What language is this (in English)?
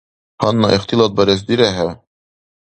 Dargwa